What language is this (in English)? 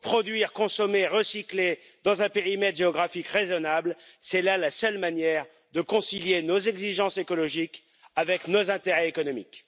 French